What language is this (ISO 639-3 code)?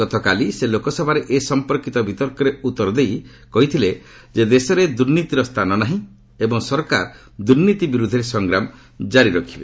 ori